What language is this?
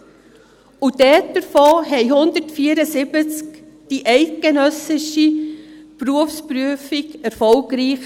Swiss German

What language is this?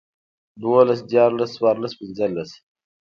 Pashto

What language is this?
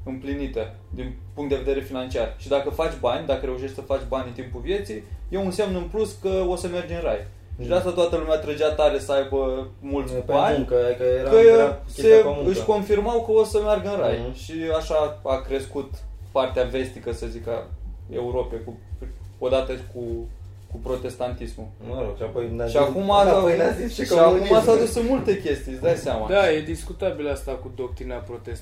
Romanian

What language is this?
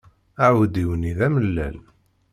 Kabyle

